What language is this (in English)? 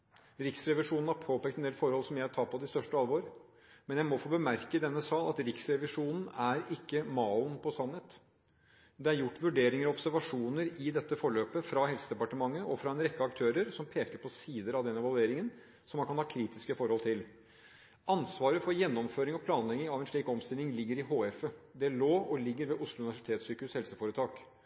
Norwegian Bokmål